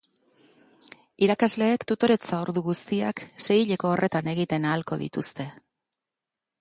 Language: Basque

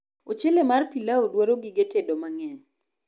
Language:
Luo (Kenya and Tanzania)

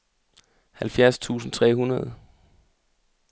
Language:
Danish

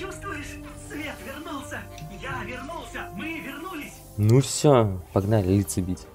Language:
Russian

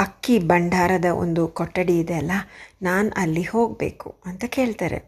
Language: Kannada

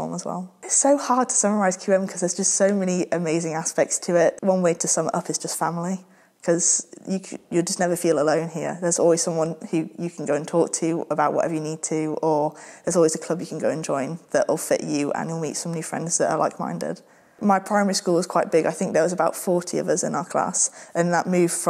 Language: English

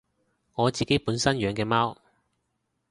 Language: Cantonese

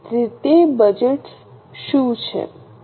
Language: Gujarati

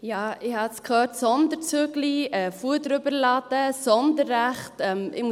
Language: Swiss German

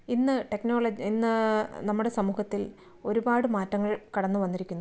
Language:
Malayalam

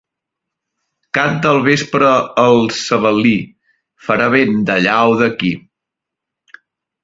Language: Catalan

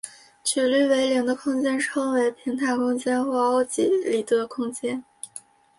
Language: Chinese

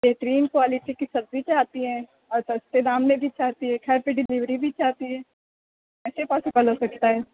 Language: Urdu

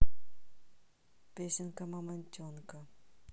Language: Russian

